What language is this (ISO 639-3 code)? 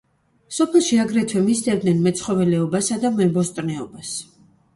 kat